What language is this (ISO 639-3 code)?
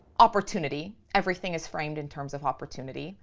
eng